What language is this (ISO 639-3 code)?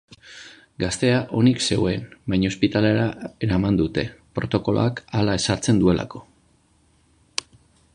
eus